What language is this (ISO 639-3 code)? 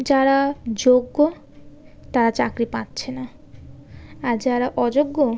ben